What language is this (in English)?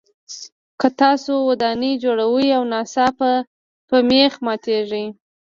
Pashto